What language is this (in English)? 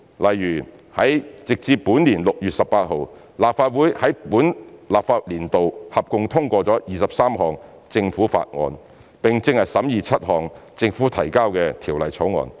Cantonese